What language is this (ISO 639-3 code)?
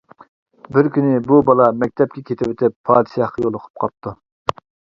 uig